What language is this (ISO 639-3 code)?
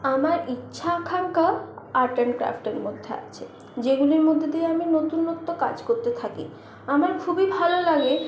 ben